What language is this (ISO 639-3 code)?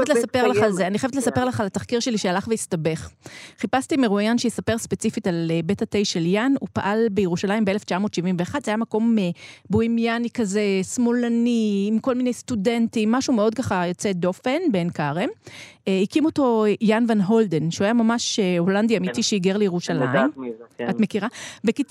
heb